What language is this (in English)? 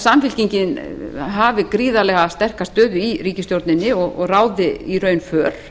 Icelandic